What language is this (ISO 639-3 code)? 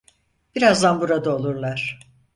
tur